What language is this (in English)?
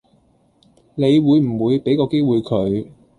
Cantonese